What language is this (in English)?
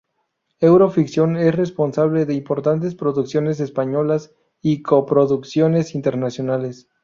Spanish